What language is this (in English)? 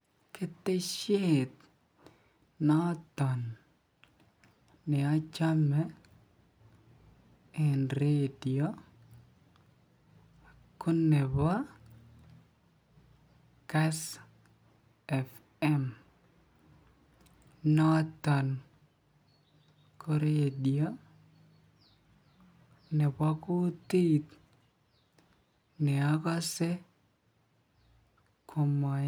Kalenjin